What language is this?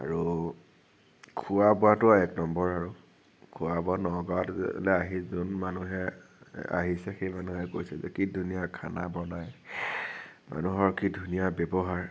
Assamese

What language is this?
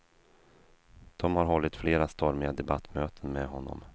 Swedish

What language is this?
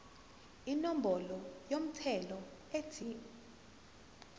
Zulu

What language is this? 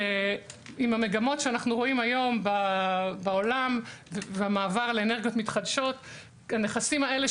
Hebrew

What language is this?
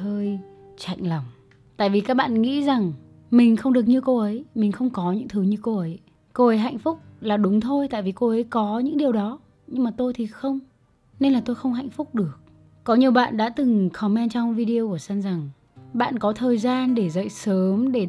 Vietnamese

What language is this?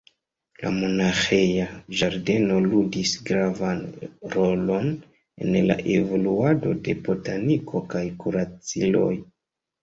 Esperanto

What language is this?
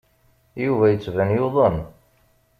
Kabyle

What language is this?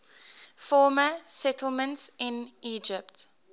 English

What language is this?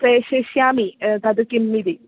Sanskrit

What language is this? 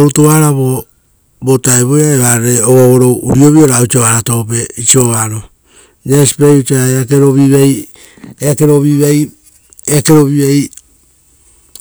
Rotokas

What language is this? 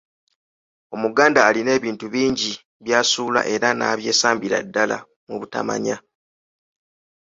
Ganda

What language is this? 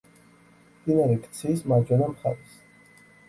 Georgian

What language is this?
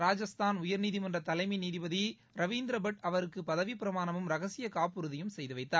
Tamil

